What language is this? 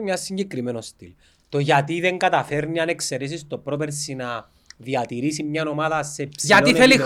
Greek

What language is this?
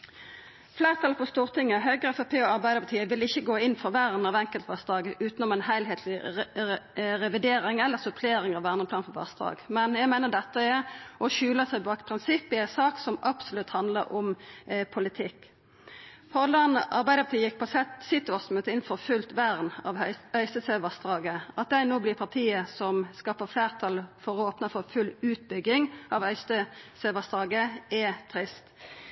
Norwegian Nynorsk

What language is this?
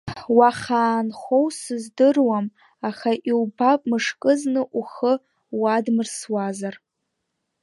Abkhazian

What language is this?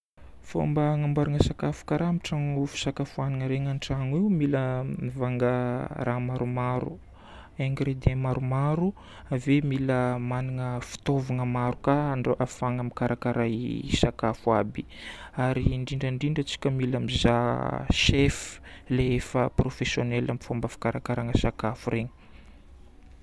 Northern Betsimisaraka Malagasy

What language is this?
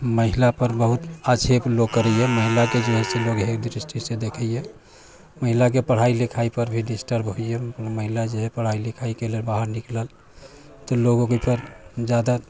Maithili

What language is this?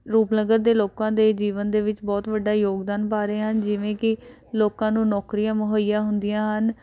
Punjabi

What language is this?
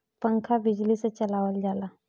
Bhojpuri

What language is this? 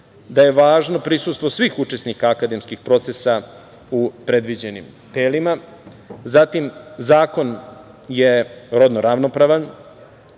Serbian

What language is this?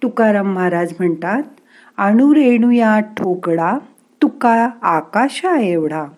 Marathi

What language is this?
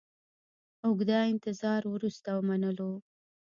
Pashto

